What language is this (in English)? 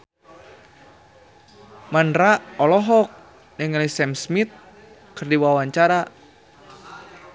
Sundanese